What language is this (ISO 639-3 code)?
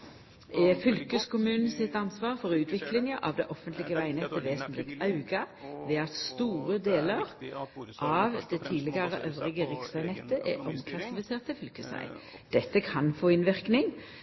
nno